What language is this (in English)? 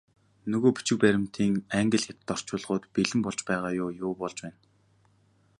Mongolian